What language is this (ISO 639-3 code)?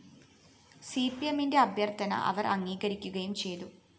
mal